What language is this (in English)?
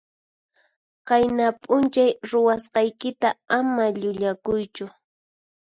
Puno Quechua